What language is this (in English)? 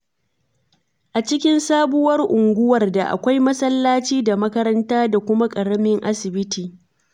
Hausa